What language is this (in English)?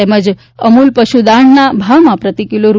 Gujarati